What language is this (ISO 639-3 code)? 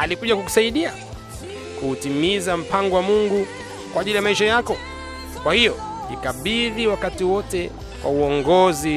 swa